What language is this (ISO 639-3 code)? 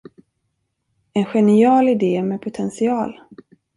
swe